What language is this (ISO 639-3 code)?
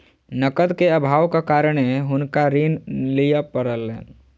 mai